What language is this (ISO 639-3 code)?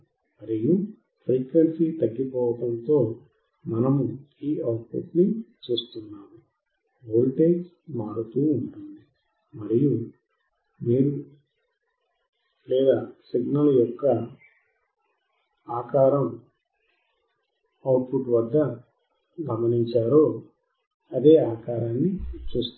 tel